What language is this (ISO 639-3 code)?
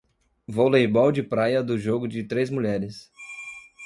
por